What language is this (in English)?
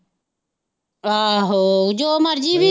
Punjabi